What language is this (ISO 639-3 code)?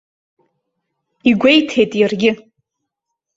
abk